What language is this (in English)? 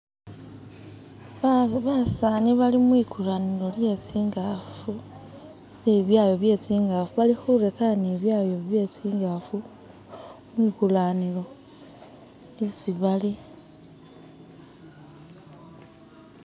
Masaaba